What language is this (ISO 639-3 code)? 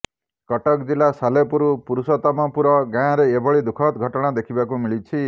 ori